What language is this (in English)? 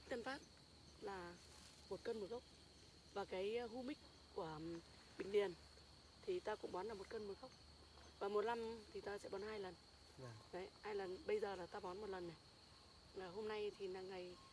Vietnamese